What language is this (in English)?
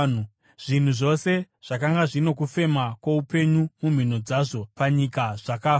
Shona